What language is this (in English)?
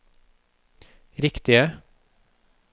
Norwegian